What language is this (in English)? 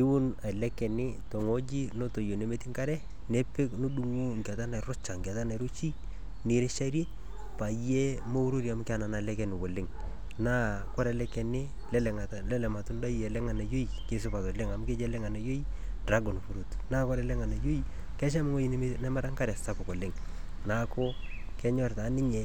Masai